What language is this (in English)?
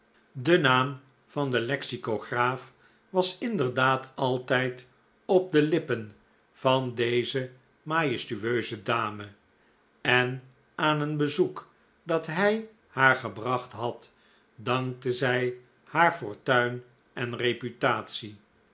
Dutch